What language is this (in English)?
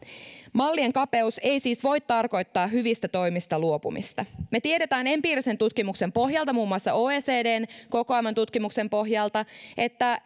Finnish